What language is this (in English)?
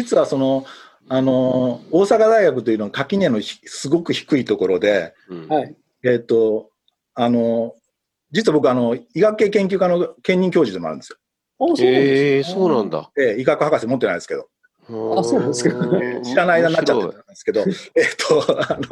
Japanese